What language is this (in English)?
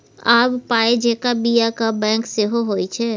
Maithili